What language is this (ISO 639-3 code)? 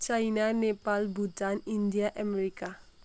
nep